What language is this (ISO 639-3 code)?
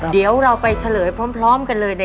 tha